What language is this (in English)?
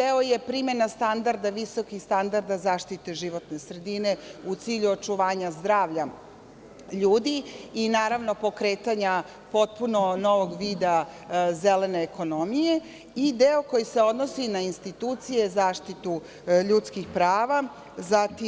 Serbian